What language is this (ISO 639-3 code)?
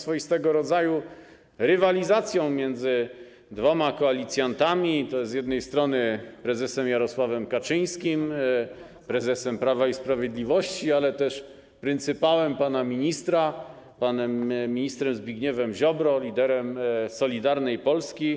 pol